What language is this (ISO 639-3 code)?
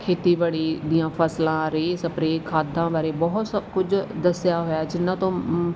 pan